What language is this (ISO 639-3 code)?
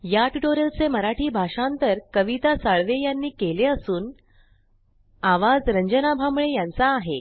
mar